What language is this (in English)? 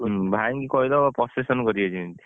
Odia